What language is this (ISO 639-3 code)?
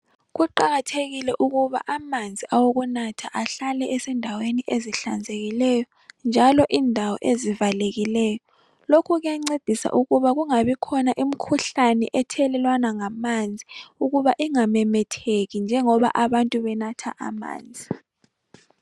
nde